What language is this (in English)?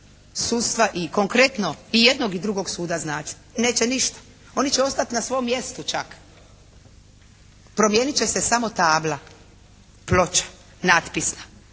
Croatian